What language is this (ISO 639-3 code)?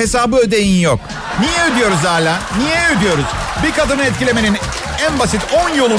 tur